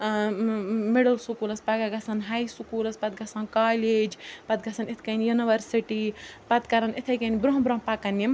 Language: Kashmiri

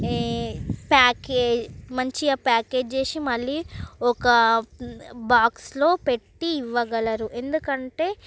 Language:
Telugu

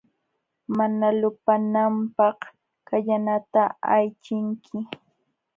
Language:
Jauja Wanca Quechua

